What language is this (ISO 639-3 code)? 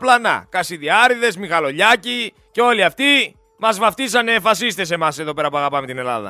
ell